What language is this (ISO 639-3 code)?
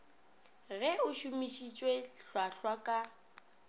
nso